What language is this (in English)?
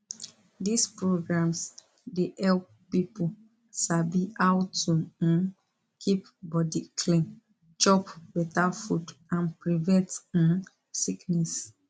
Nigerian Pidgin